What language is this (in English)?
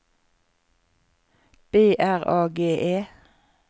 Norwegian